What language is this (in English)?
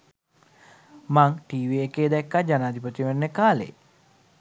Sinhala